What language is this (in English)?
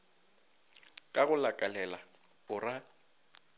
Northern Sotho